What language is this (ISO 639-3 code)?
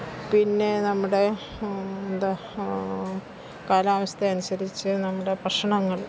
mal